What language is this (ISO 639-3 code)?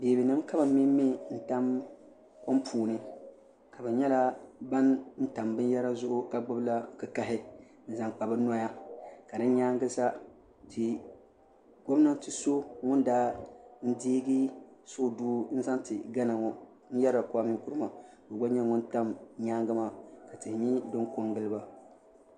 dag